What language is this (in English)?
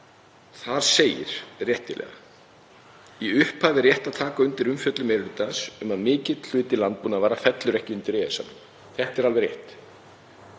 Icelandic